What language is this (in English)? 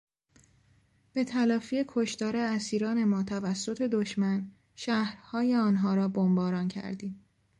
Persian